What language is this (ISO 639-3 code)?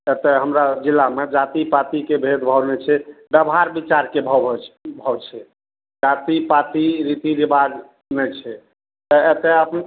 mai